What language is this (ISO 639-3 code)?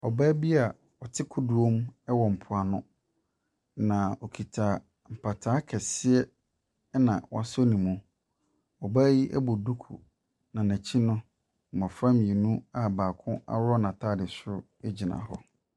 aka